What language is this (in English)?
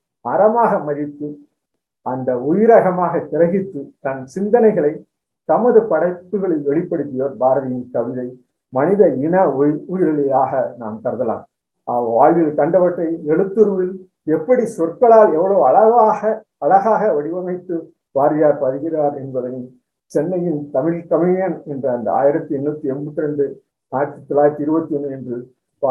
Tamil